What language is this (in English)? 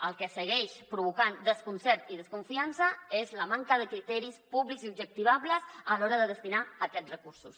Catalan